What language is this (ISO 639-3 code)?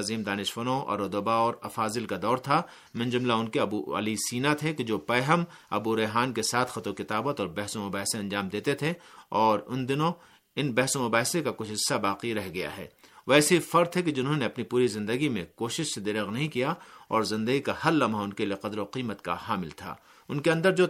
urd